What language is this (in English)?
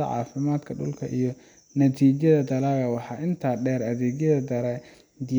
Somali